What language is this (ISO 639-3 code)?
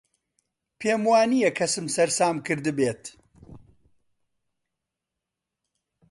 ckb